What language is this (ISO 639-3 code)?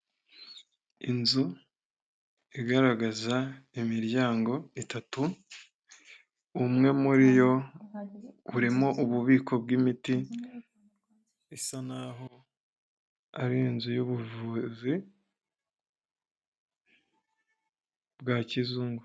kin